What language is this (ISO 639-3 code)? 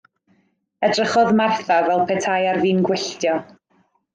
cym